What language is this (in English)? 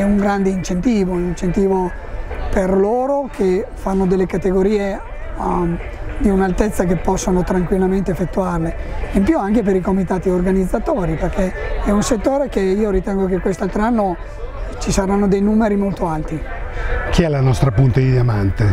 Italian